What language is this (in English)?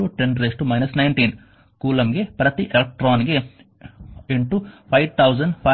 Kannada